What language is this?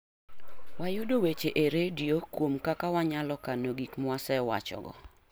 Luo (Kenya and Tanzania)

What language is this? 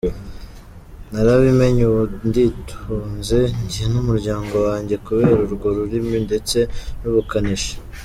Kinyarwanda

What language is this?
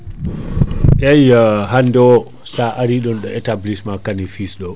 Fula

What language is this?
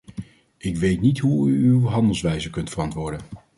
Dutch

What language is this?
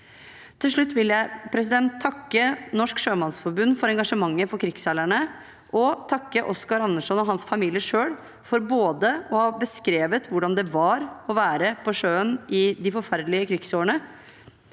Norwegian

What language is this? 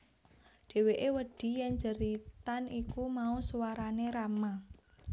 Javanese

